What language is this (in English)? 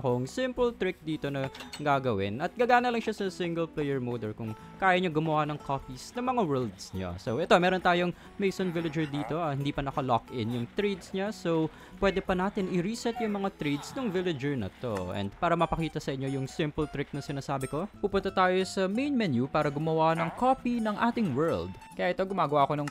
Filipino